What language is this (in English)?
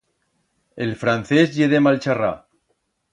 Aragonese